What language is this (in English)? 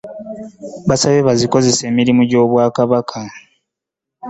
Ganda